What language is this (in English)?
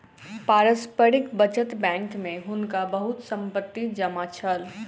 Maithili